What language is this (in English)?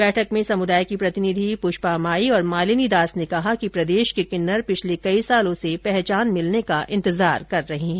Hindi